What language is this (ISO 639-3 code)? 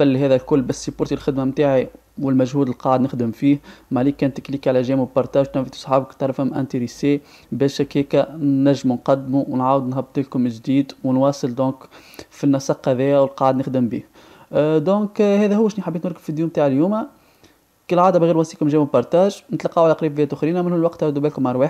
ara